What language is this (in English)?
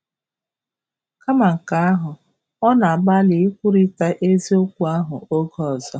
Igbo